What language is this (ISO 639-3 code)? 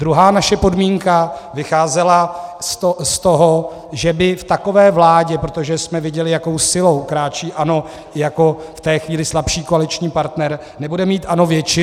ces